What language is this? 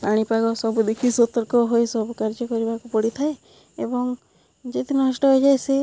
Odia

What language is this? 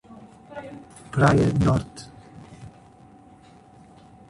Portuguese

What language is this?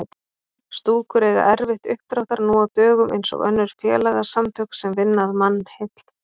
Icelandic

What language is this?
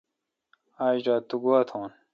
Kalkoti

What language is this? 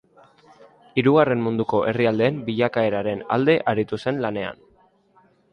Basque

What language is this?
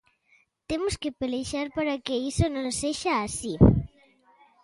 Galician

